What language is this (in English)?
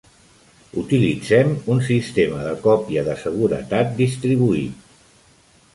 Catalan